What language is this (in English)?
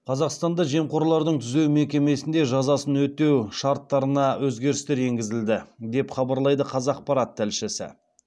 Kazakh